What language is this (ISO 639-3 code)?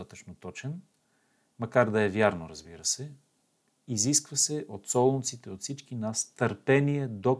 bul